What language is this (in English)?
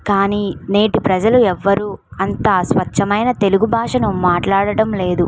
Telugu